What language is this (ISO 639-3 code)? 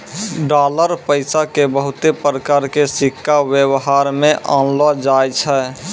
mai